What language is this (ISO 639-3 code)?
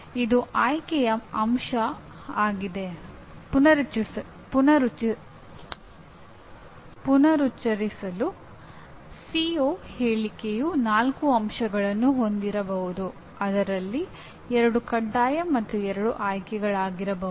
kan